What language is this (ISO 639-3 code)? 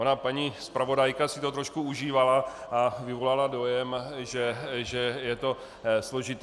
ces